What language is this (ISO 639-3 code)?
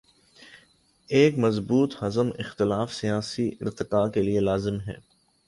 urd